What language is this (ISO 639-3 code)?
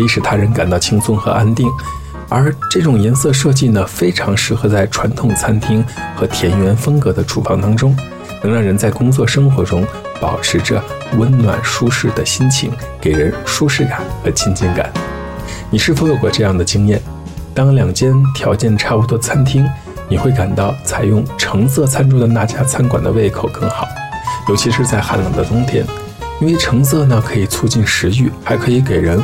zho